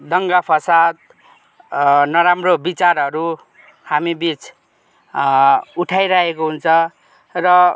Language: Nepali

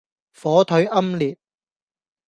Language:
Cantonese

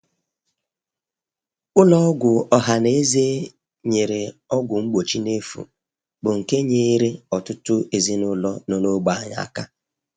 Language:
Igbo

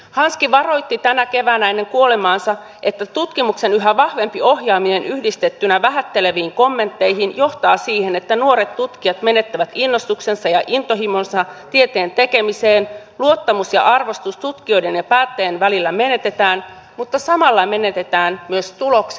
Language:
Finnish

